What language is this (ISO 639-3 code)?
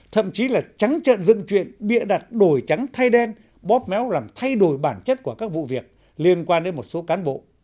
vie